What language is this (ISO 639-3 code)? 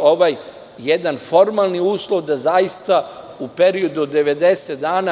srp